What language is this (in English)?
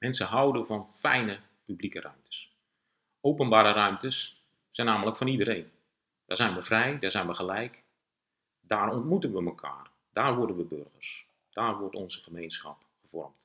Dutch